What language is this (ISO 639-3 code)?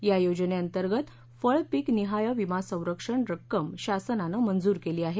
mar